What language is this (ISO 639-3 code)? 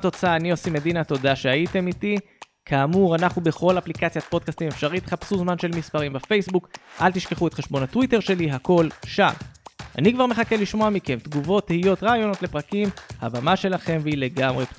heb